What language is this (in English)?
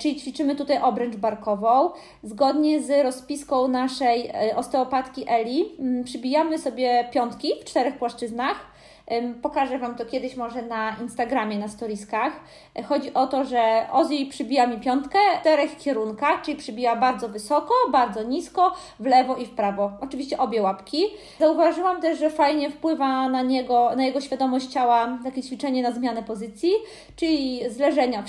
Polish